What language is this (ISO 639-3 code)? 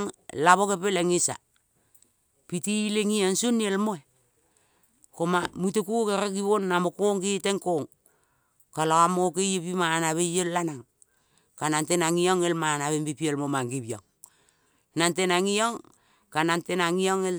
kol